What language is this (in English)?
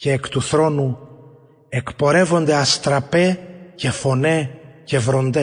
Greek